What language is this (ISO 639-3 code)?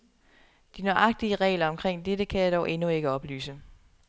dan